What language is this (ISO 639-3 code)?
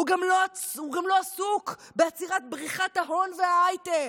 heb